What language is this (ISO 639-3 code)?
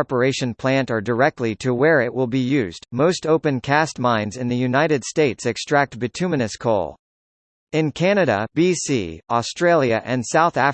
eng